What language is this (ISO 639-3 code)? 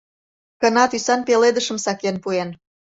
chm